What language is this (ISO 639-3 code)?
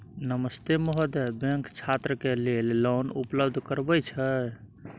mai